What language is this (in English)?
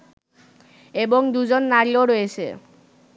Bangla